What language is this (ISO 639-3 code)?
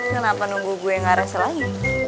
ind